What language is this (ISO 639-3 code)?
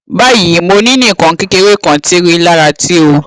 yor